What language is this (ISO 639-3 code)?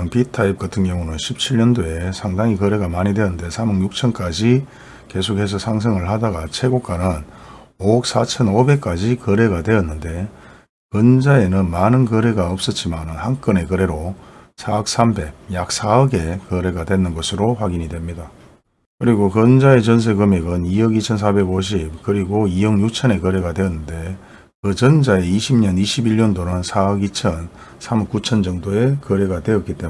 kor